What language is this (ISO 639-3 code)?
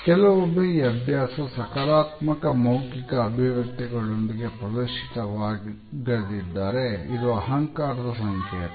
kan